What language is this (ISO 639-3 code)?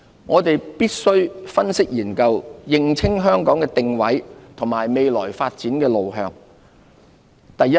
yue